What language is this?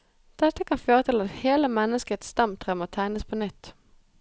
Norwegian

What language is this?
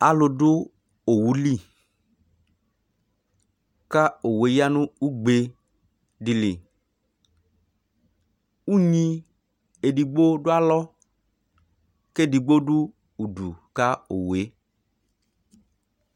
Ikposo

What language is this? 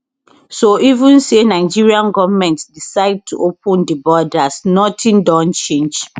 Nigerian Pidgin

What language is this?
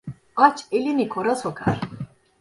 Turkish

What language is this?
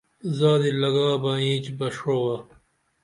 Dameli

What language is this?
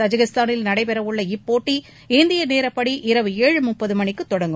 Tamil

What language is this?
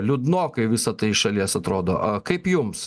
Lithuanian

